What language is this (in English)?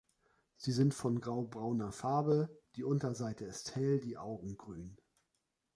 German